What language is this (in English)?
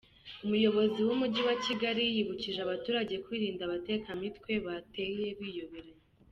Kinyarwanda